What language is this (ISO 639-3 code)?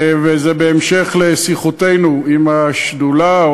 heb